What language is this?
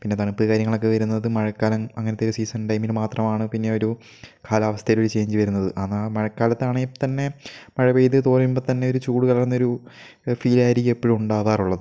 Malayalam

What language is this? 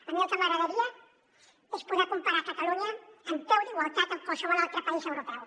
Catalan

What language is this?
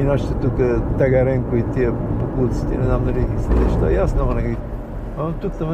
Bulgarian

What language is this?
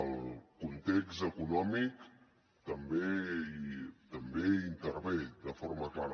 Catalan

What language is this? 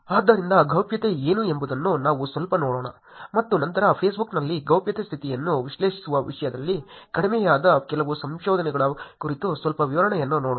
Kannada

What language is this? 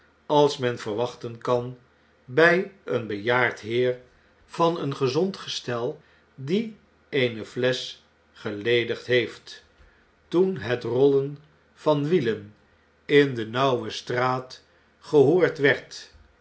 Dutch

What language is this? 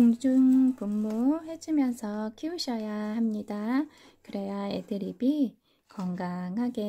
Korean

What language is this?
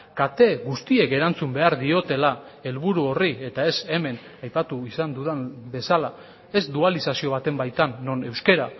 Basque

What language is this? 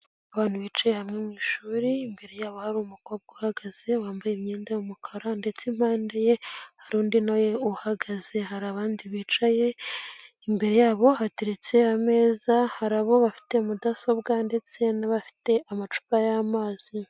Kinyarwanda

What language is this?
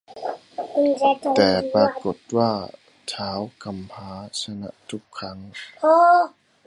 Thai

